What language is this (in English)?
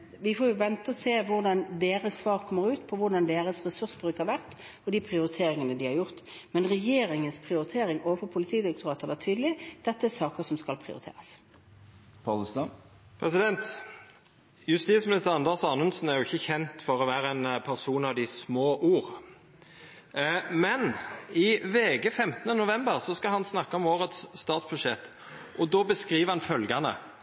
Norwegian